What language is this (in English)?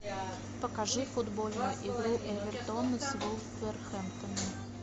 Russian